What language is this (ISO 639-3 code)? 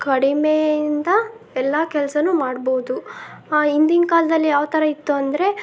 kan